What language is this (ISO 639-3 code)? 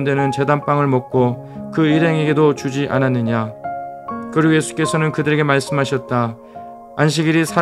kor